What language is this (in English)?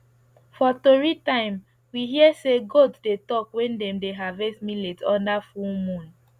Nigerian Pidgin